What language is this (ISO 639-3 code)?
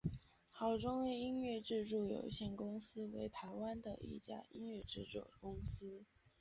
zho